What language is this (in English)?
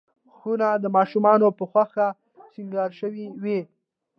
Pashto